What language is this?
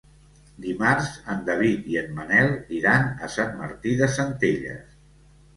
Catalan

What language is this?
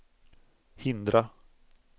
Swedish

